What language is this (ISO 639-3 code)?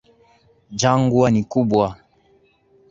swa